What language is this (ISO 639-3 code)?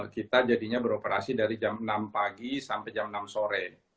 ind